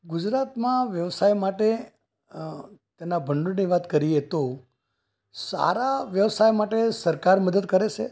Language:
Gujarati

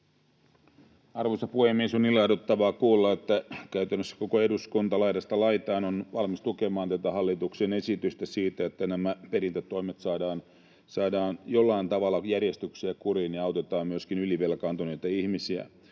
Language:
Finnish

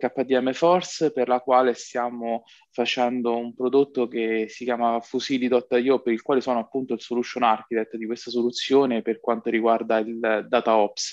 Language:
Italian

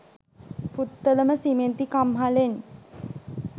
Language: Sinhala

